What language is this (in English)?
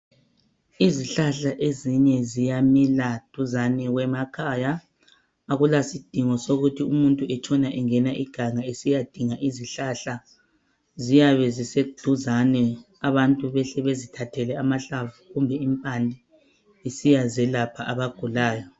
North Ndebele